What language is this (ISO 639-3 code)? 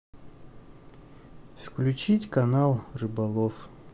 rus